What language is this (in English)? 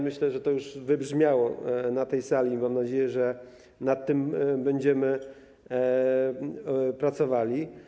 Polish